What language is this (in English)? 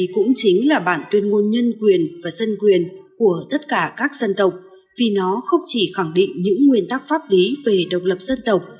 Vietnamese